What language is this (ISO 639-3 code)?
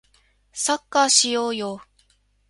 jpn